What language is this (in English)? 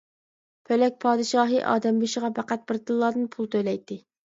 Uyghur